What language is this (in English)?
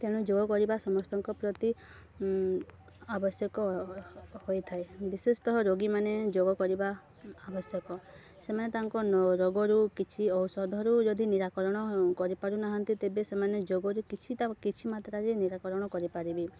Odia